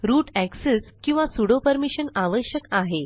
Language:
Marathi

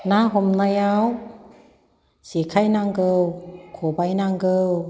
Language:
Bodo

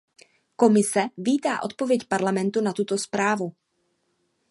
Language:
Czech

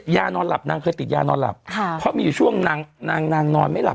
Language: Thai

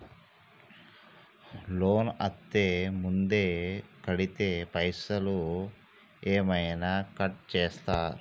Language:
Telugu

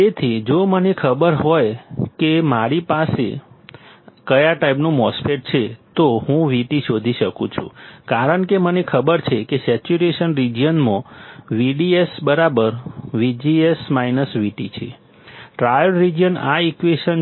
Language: Gujarati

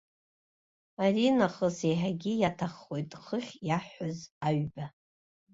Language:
Abkhazian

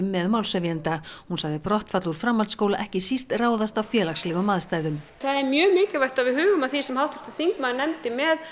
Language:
Icelandic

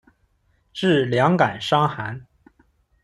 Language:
Chinese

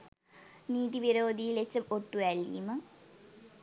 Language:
Sinhala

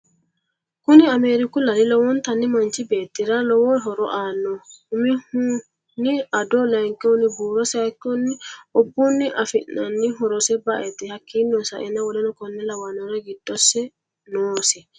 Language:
Sidamo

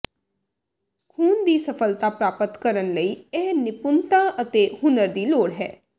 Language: Punjabi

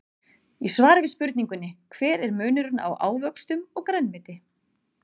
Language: Icelandic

